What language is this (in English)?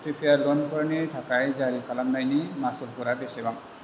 Bodo